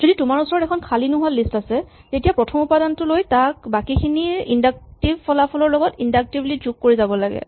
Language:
Assamese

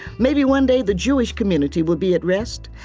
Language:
English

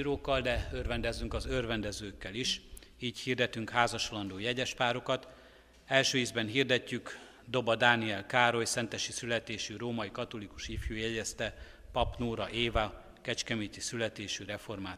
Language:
Hungarian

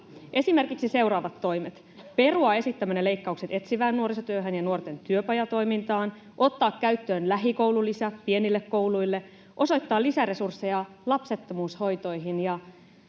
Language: Finnish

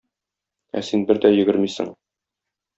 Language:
Tatar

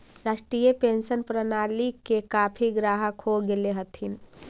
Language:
Magahi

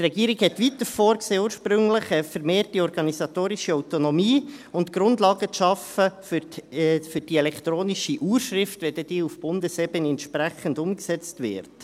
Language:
Swiss German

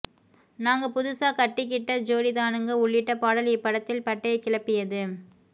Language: Tamil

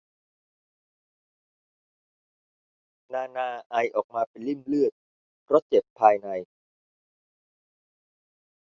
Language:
Thai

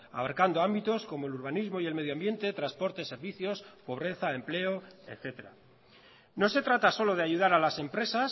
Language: Spanish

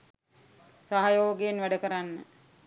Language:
Sinhala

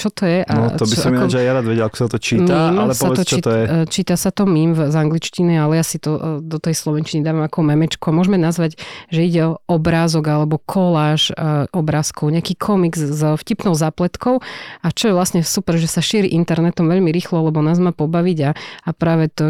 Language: Slovak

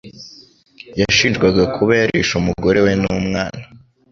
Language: Kinyarwanda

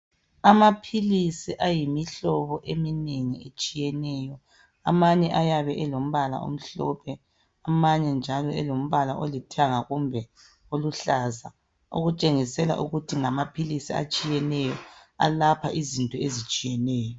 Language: North Ndebele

